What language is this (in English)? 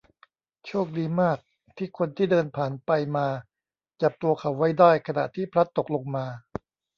Thai